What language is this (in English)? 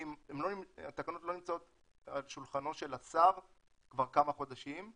Hebrew